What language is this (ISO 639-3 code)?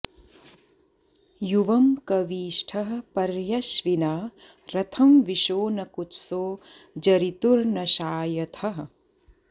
san